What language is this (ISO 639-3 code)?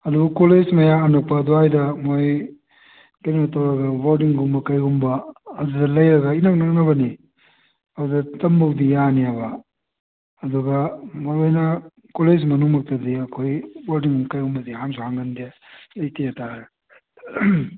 mni